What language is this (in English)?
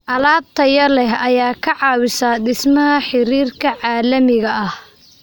Somali